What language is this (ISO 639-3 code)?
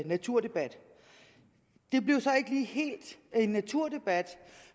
dan